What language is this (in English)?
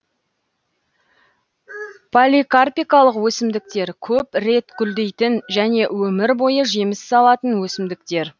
Kazakh